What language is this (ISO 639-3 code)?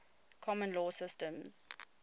eng